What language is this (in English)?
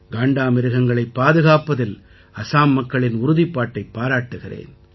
Tamil